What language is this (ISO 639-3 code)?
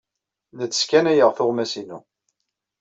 kab